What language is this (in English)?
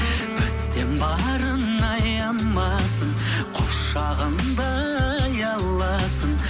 Kazakh